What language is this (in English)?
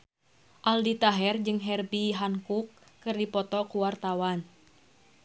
Sundanese